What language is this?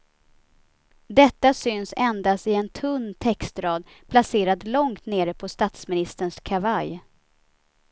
Swedish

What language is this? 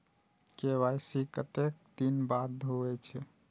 Maithili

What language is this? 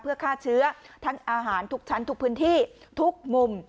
Thai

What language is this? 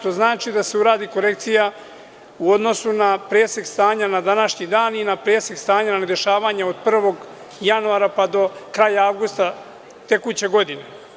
Serbian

